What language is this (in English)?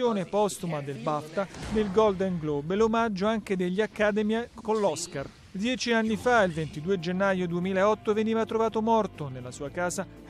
Italian